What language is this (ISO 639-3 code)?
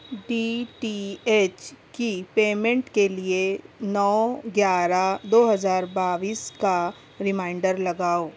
urd